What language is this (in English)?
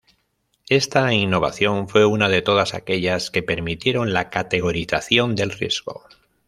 Spanish